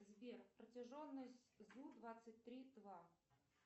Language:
Russian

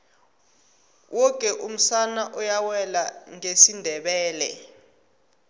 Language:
Tsonga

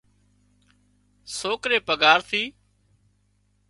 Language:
Wadiyara Koli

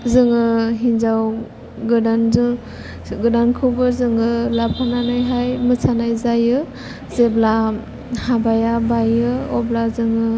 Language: Bodo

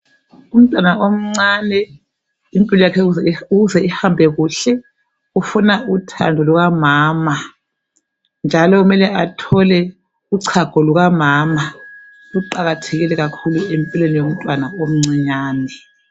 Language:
North Ndebele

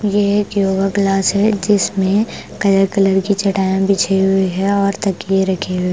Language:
Hindi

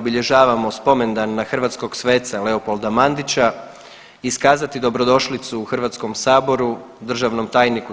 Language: Croatian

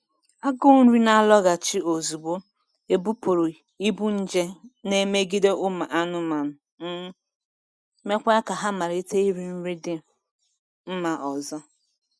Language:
Igbo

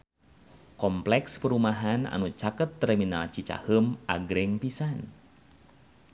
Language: Sundanese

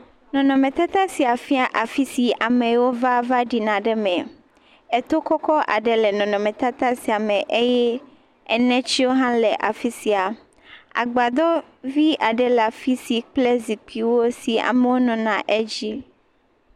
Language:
Ewe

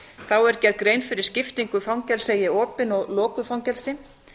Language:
Icelandic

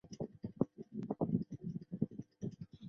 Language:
Chinese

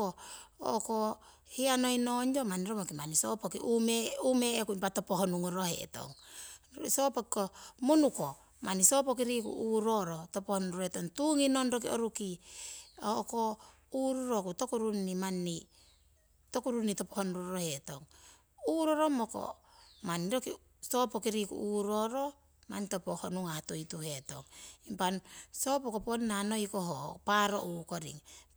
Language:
Siwai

